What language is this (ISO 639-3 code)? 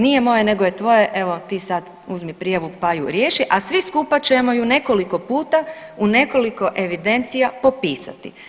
hrv